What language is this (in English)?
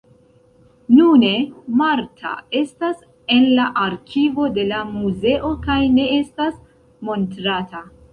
Esperanto